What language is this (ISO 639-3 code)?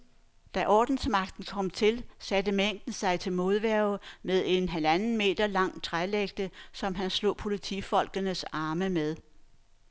dan